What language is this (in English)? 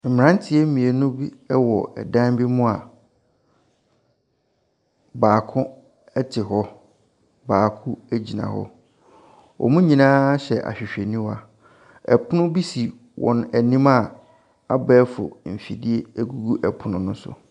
Akan